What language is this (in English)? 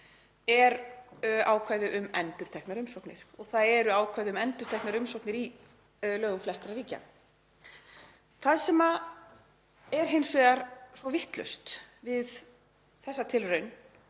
Icelandic